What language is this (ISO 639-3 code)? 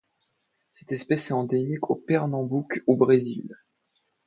fra